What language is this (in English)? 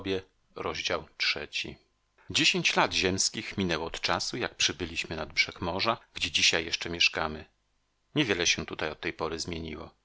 Polish